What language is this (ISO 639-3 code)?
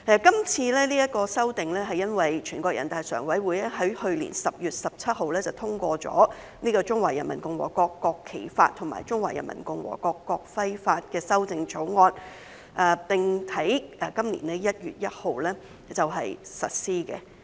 yue